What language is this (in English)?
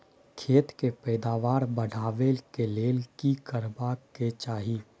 Maithili